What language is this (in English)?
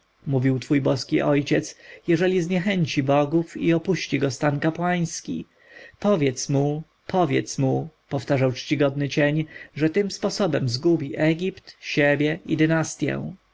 Polish